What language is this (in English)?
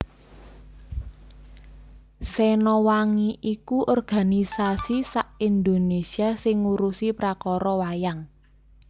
Javanese